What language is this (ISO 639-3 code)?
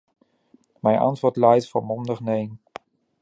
nld